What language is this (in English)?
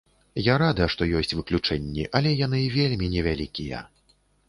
Belarusian